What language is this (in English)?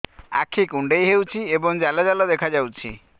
Odia